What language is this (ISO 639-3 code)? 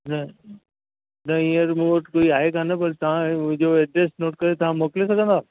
snd